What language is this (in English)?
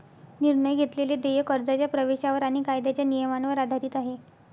Marathi